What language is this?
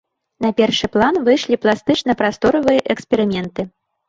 Belarusian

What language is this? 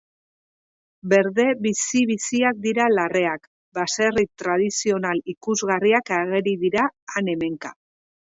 Basque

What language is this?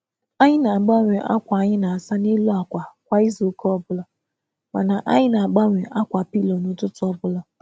Igbo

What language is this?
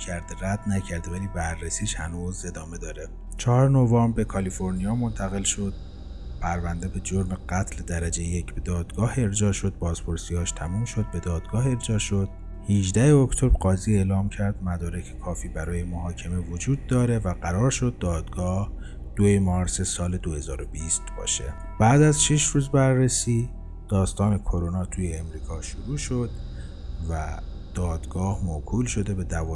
Persian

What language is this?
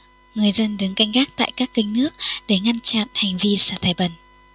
Vietnamese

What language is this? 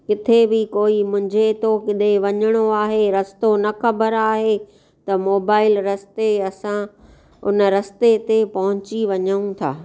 Sindhi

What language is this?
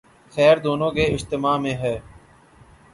Urdu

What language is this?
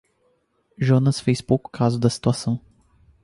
Portuguese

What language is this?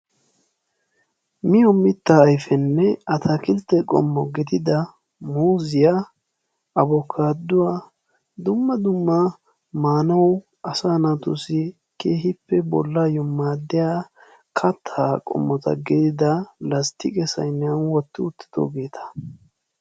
Wolaytta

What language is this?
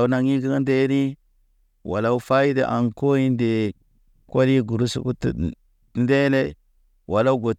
Naba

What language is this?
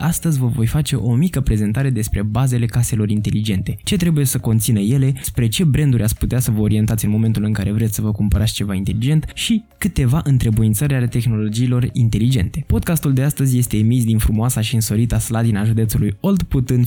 Romanian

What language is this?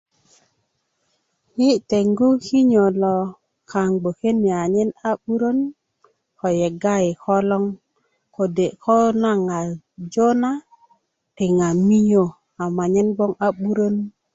Kuku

